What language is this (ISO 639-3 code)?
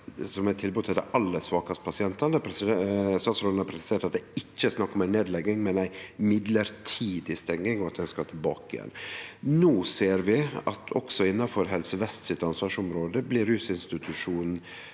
nor